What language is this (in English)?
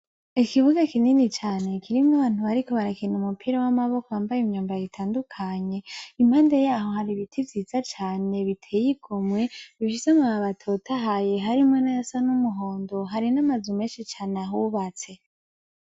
Rundi